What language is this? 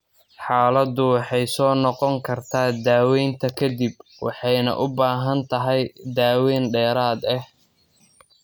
Somali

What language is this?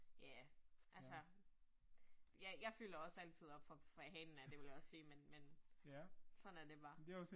Danish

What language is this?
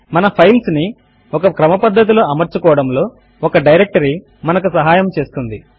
Telugu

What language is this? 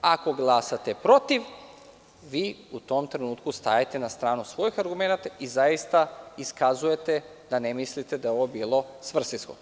Serbian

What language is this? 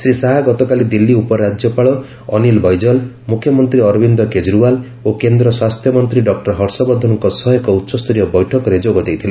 Odia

